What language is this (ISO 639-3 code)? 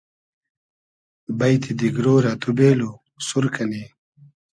haz